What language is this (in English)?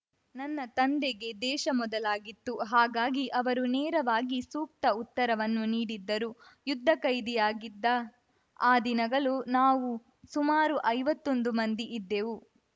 Kannada